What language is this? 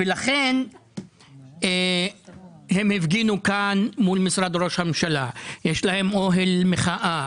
Hebrew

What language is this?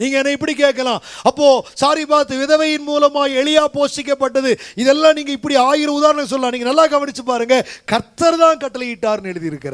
Turkish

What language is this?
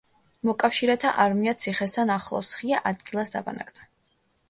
Georgian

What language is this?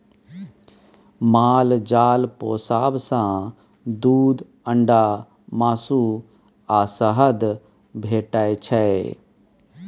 Maithili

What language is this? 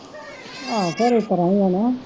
Punjabi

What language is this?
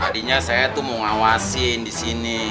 Indonesian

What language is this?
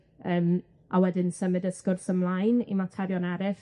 Welsh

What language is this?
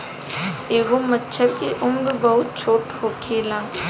Bhojpuri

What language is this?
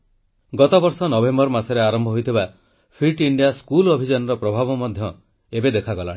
Odia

